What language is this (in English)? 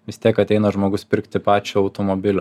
Lithuanian